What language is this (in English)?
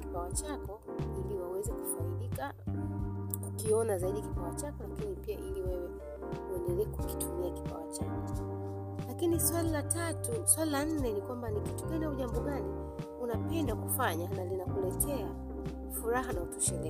Swahili